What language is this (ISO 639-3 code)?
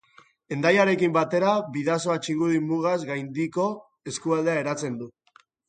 eus